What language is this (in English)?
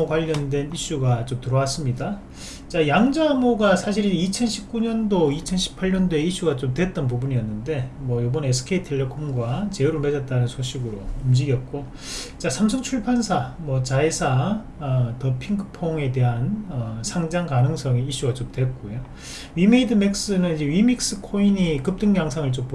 Korean